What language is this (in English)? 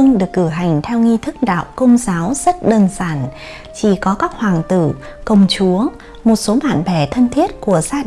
Vietnamese